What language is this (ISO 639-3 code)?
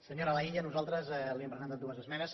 cat